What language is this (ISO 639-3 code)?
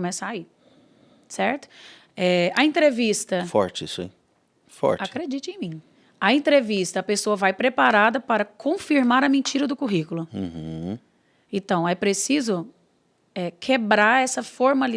por